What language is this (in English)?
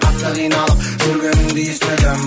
Kazakh